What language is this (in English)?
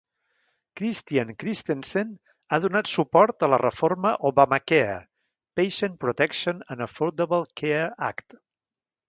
Catalan